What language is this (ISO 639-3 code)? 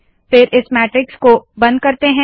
hin